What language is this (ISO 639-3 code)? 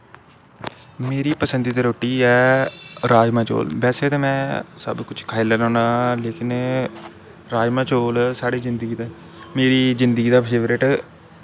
doi